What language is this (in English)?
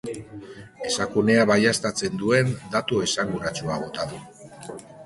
Basque